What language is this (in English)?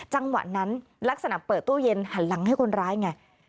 Thai